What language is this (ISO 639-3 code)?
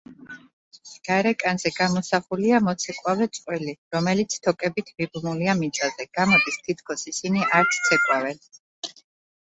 kat